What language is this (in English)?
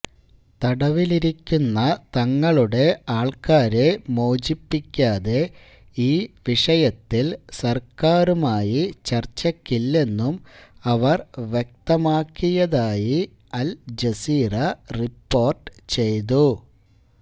Malayalam